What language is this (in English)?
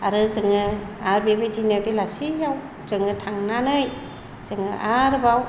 Bodo